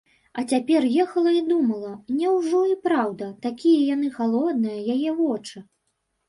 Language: Belarusian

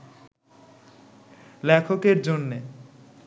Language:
Bangla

